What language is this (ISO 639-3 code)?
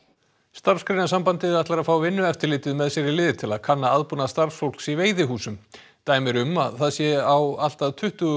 isl